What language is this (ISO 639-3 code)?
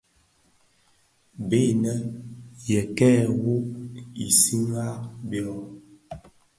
ksf